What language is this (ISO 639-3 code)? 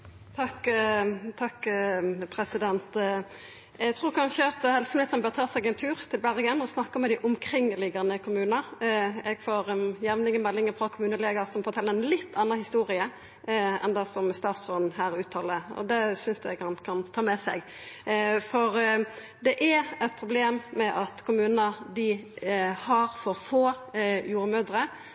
nno